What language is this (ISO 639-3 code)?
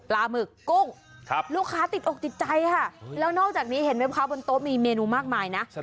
tha